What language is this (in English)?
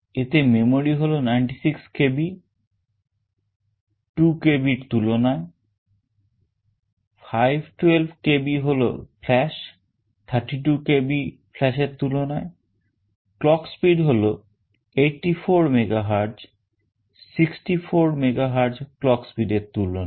Bangla